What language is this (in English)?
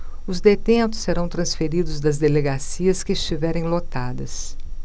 Portuguese